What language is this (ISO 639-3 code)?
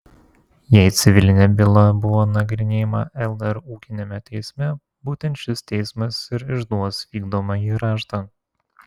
lit